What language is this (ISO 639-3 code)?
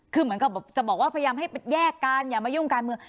tha